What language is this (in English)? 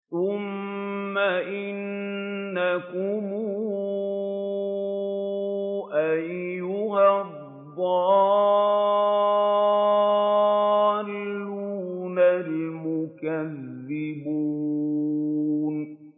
Arabic